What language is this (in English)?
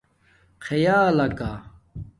Domaaki